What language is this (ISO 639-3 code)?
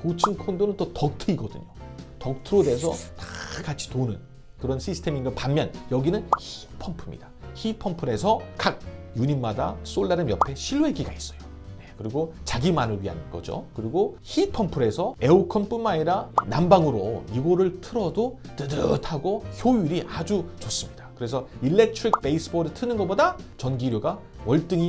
kor